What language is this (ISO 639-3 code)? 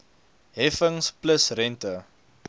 afr